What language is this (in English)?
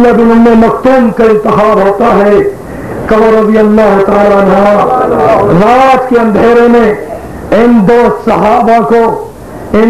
Arabic